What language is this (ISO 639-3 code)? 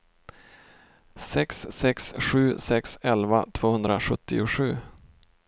swe